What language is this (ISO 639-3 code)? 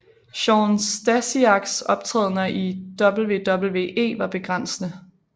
dan